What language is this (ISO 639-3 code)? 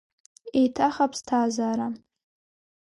abk